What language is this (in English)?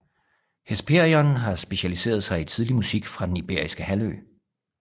Danish